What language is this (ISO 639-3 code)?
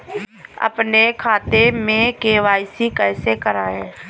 hin